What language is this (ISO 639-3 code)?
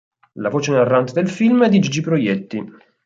ita